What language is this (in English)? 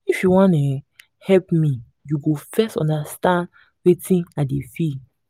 Nigerian Pidgin